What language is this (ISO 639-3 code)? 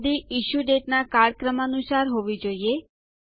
guj